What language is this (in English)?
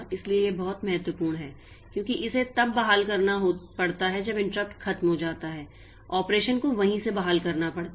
Hindi